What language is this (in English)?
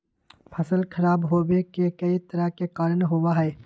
Magahi